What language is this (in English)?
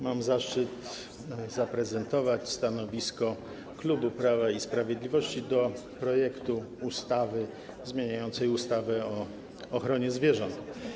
Polish